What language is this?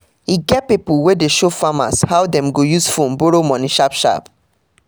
Nigerian Pidgin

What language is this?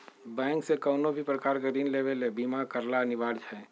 Magahi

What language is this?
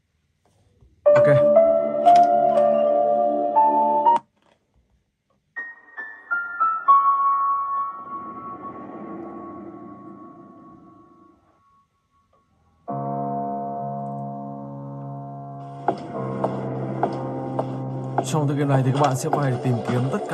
Vietnamese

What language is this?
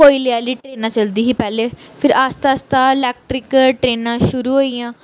Dogri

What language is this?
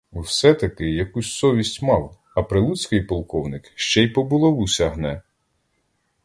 Ukrainian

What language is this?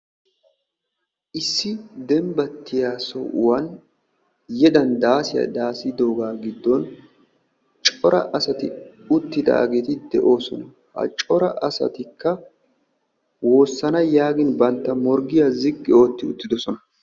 Wolaytta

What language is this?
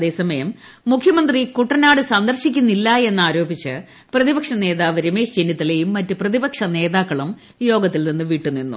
Malayalam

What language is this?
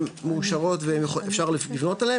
Hebrew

